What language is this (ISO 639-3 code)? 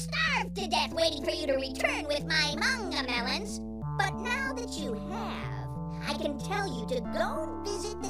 pol